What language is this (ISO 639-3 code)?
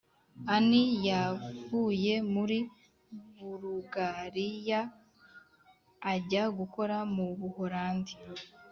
kin